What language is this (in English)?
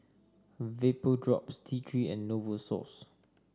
English